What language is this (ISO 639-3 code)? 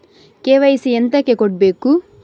kan